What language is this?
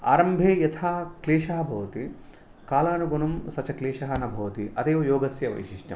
Sanskrit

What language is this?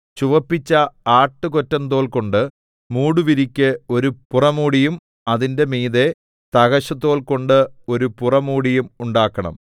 Malayalam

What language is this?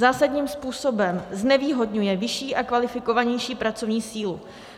Czech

